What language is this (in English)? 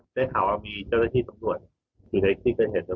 Thai